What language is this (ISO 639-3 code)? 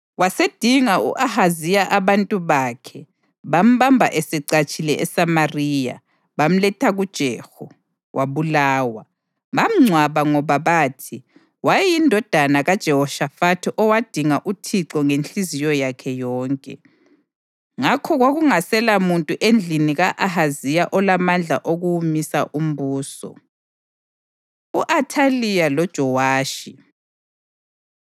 nde